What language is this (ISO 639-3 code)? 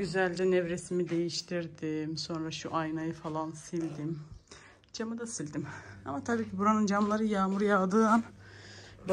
tur